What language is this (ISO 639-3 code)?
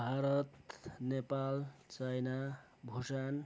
nep